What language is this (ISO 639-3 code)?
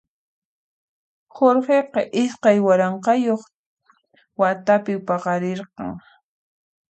qxp